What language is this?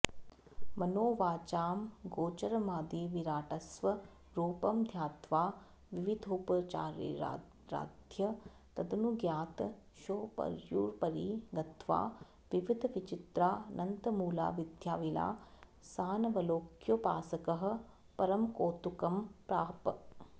Sanskrit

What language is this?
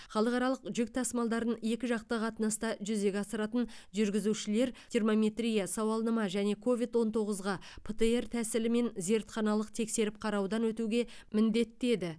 Kazakh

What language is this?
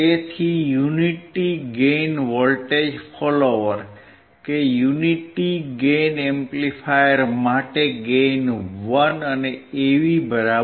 Gujarati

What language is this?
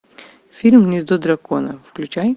Russian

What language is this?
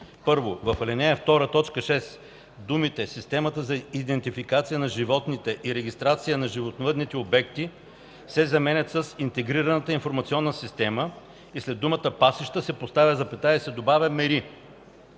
Bulgarian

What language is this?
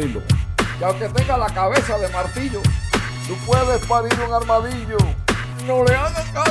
Spanish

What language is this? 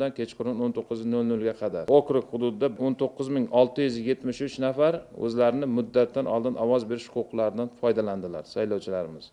Uzbek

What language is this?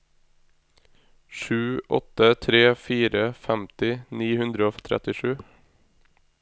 Norwegian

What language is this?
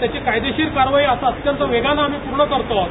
Marathi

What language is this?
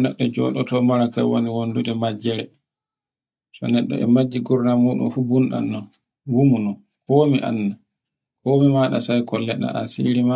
Borgu Fulfulde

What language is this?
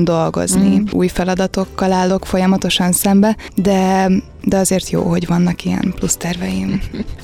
Hungarian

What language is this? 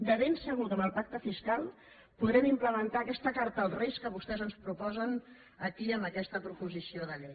Catalan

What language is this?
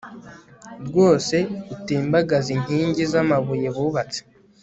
Kinyarwanda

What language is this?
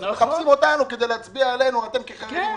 Hebrew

